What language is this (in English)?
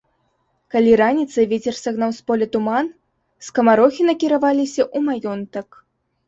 Belarusian